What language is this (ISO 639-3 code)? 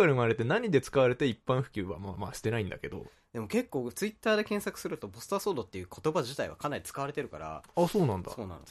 jpn